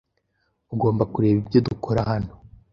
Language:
Kinyarwanda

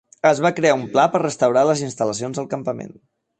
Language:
Catalan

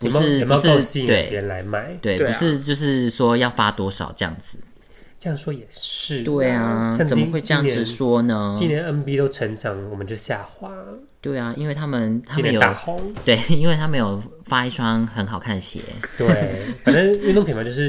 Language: Chinese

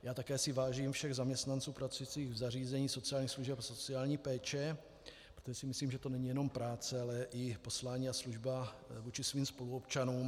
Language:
Czech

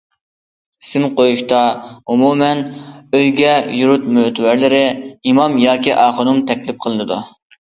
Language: Uyghur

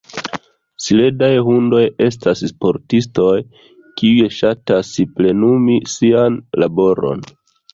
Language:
Esperanto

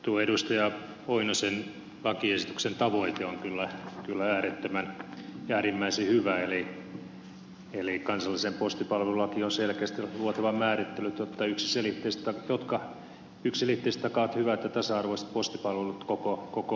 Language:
Finnish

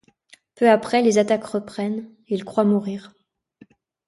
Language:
French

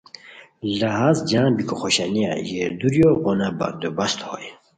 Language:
Khowar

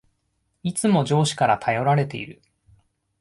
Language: Japanese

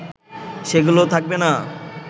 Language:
Bangla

